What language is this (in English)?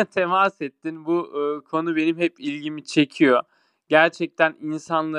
Turkish